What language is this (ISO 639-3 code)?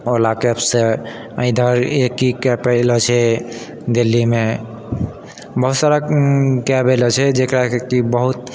mai